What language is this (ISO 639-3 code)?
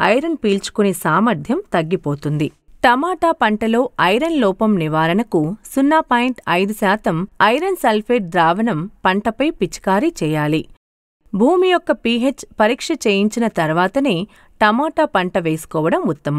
tel